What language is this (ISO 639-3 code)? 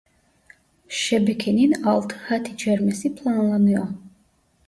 tur